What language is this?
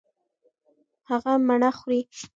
Pashto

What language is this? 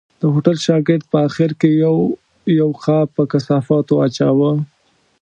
Pashto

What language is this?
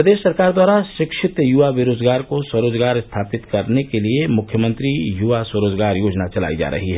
Hindi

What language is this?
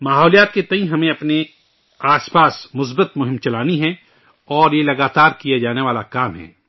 Urdu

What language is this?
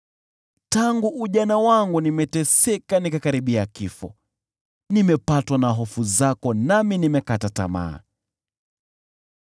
Swahili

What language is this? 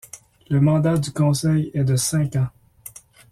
French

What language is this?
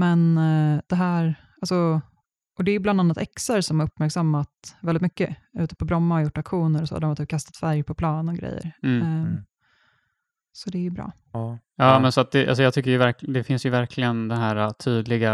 Swedish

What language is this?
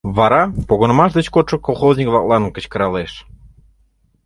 Mari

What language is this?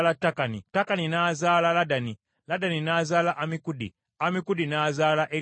Ganda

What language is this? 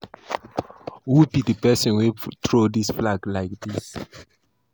Nigerian Pidgin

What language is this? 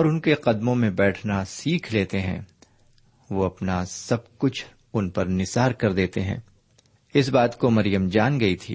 Urdu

